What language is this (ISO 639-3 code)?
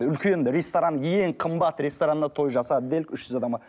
kaz